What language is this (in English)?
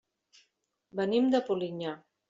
Catalan